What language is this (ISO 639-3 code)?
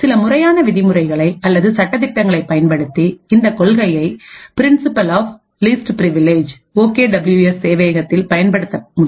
tam